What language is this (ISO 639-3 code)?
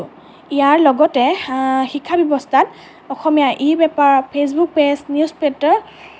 asm